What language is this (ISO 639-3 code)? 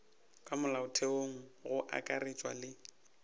nso